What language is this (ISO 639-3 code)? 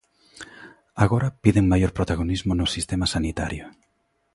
glg